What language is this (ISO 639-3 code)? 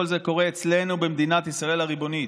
heb